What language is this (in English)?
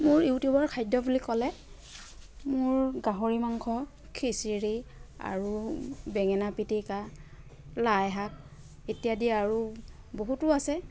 Assamese